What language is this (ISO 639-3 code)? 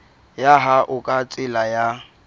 sot